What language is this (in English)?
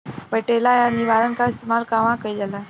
Bhojpuri